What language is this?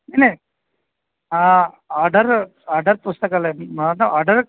Sanskrit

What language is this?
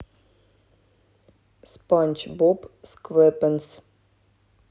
Russian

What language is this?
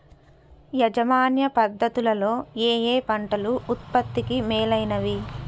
Telugu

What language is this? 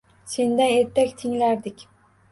Uzbek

